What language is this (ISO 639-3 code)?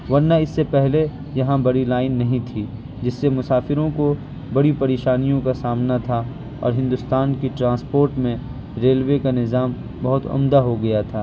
urd